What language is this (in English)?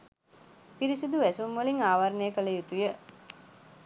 Sinhala